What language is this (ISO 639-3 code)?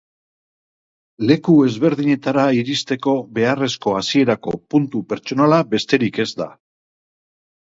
eus